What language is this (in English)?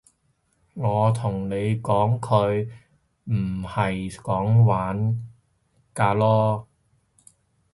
Cantonese